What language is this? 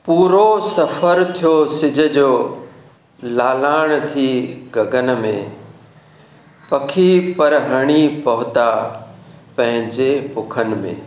Sindhi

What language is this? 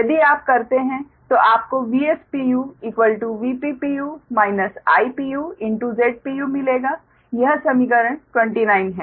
Hindi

